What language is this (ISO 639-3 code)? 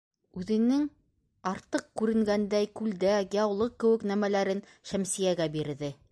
bak